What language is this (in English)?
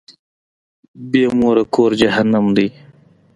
Pashto